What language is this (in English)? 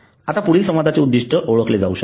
Marathi